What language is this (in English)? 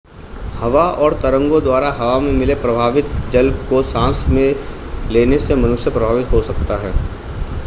Hindi